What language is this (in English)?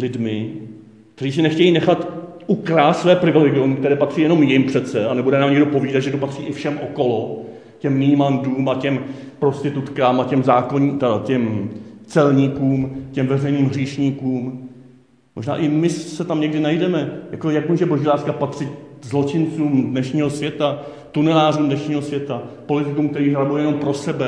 Czech